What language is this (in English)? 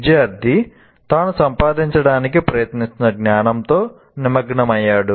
Telugu